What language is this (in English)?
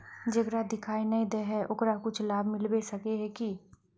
Magahi